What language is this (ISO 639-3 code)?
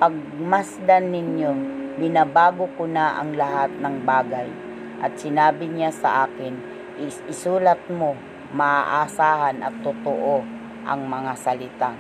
fil